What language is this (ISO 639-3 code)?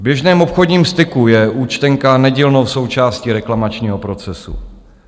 ces